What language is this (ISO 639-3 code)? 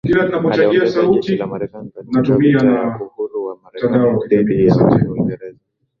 swa